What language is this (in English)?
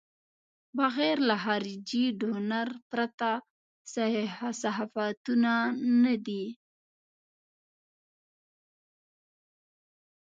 Pashto